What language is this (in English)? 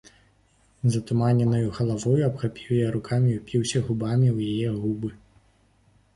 Belarusian